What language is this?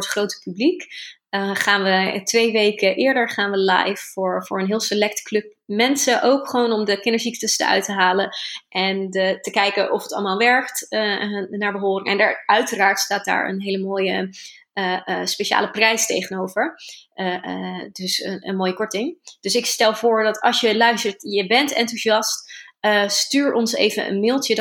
Dutch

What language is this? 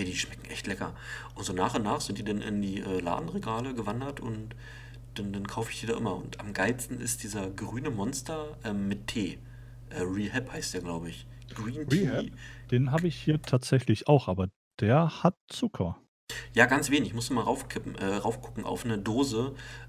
German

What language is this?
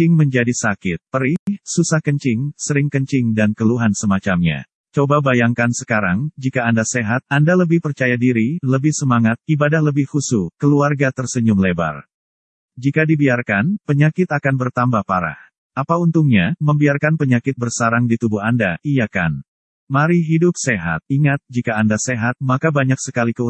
Indonesian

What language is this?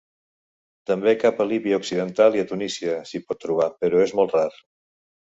Catalan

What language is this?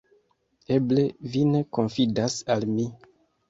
Esperanto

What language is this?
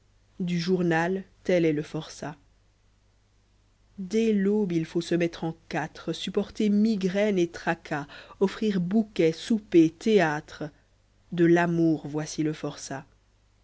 French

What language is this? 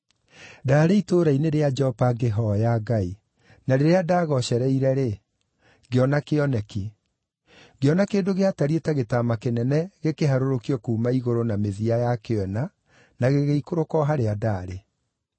Kikuyu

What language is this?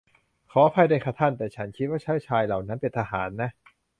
Thai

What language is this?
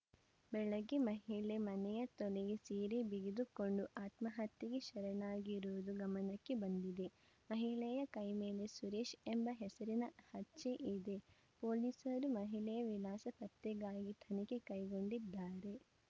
Kannada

